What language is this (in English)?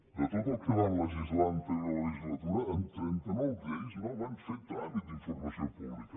Catalan